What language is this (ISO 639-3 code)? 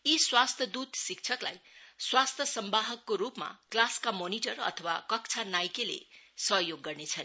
nep